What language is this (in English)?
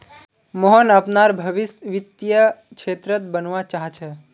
Magahi